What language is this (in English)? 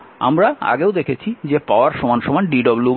Bangla